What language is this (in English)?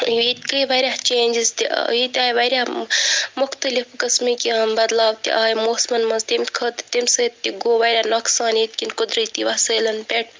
Kashmiri